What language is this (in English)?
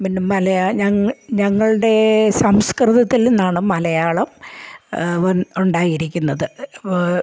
Malayalam